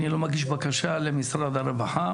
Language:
Hebrew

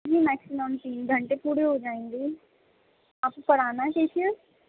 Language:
Urdu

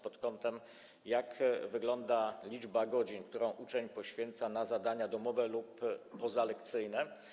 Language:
Polish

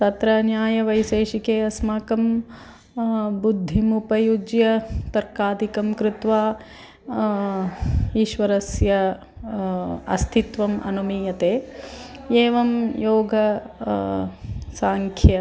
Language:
Sanskrit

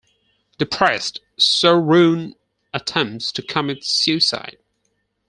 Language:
English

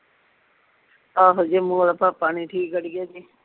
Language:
Punjabi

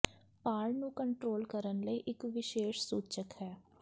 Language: Punjabi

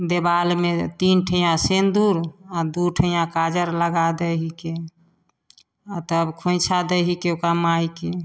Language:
Maithili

